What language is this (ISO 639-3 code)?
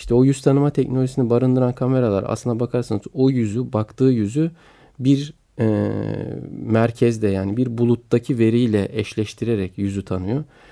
tur